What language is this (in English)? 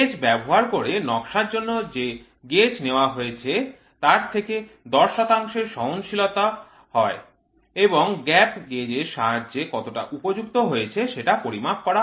Bangla